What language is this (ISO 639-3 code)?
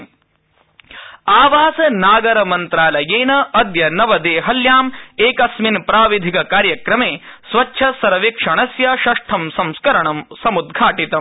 san